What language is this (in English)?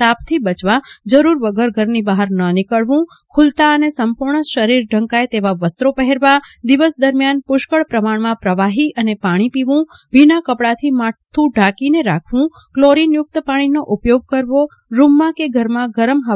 Gujarati